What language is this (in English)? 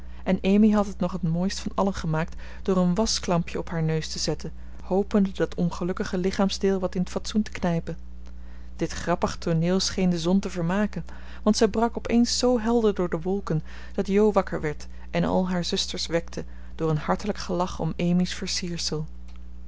Dutch